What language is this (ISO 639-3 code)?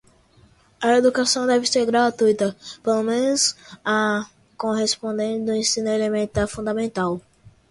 por